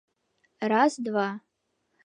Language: Mari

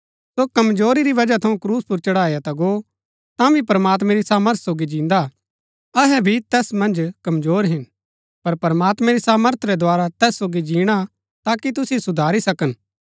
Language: Gaddi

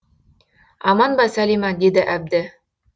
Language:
Kazakh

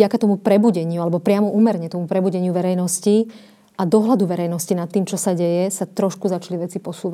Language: Slovak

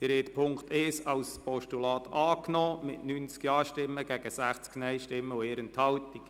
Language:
Swiss German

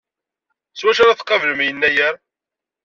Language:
Kabyle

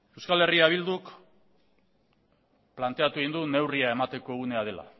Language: Basque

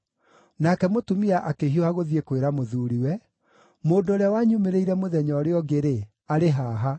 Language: Kikuyu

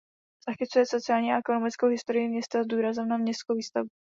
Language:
Czech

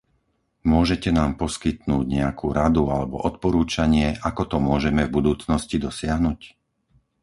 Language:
Slovak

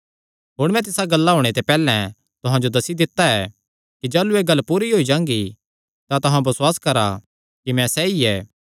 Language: Kangri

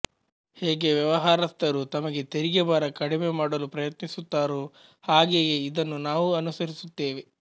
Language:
Kannada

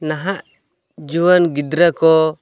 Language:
Santali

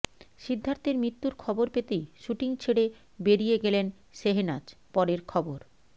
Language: Bangla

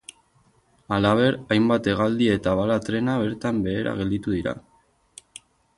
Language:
Basque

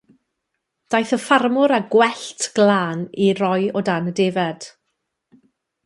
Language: Welsh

